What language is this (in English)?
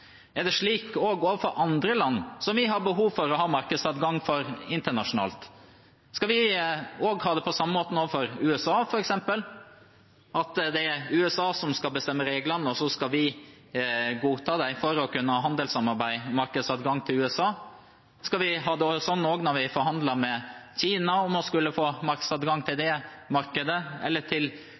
Norwegian Bokmål